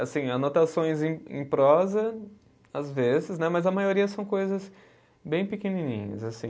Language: Portuguese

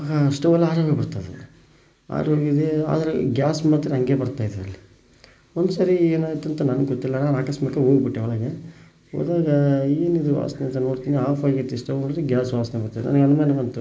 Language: Kannada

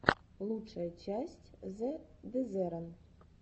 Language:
Russian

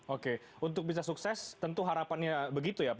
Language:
Indonesian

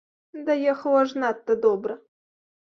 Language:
Belarusian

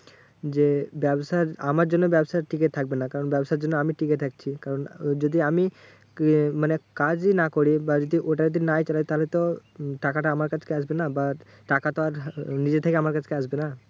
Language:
Bangla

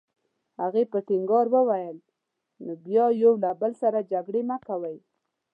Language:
Pashto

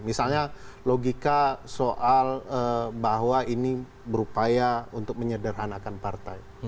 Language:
Indonesian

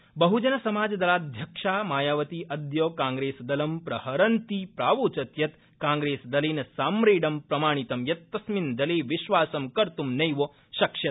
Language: Sanskrit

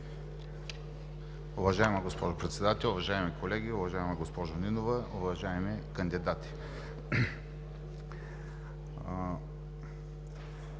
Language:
Bulgarian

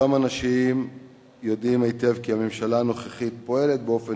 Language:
Hebrew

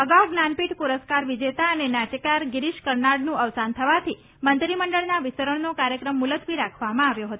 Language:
Gujarati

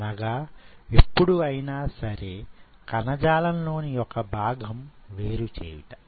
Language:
Telugu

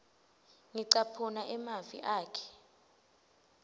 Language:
Swati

